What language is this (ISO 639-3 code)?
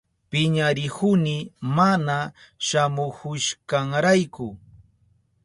qup